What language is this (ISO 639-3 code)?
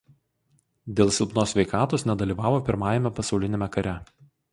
lit